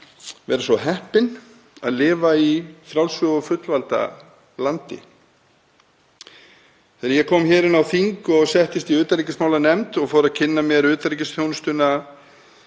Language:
Icelandic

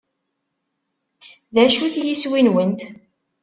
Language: Kabyle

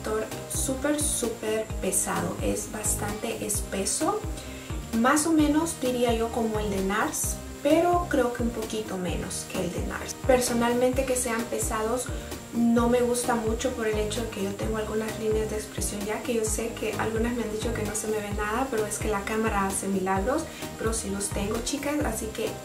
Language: Spanish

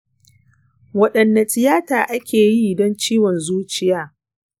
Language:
Hausa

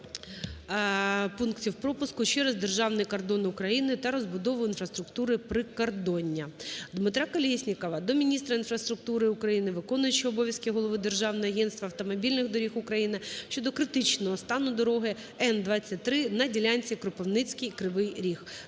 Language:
Ukrainian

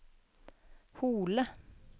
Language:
Norwegian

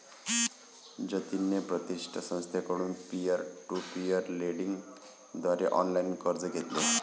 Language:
Marathi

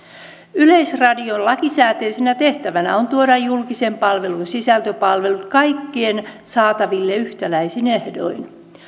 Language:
Finnish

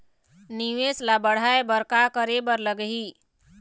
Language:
Chhattisgarhi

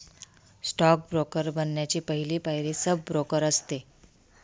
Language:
Marathi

